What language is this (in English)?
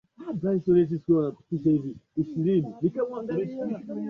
Swahili